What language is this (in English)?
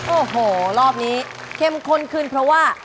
Thai